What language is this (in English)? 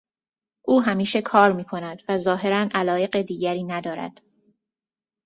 Persian